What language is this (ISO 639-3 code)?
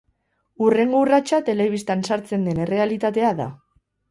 eus